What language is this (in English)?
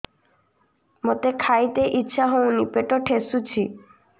Odia